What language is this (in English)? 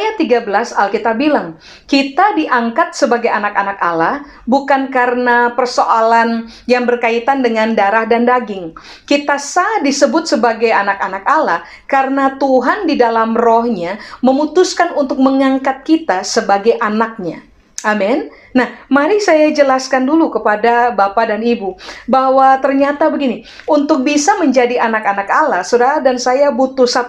Indonesian